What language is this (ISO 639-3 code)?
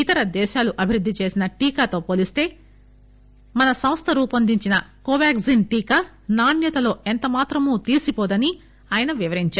tel